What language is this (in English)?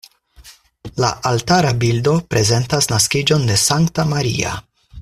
Esperanto